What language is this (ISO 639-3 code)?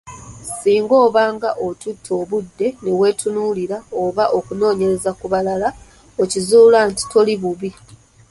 lug